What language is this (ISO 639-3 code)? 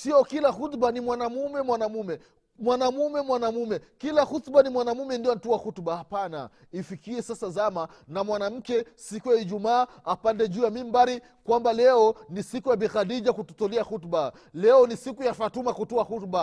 swa